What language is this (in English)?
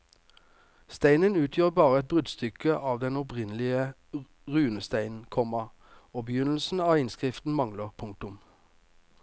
Norwegian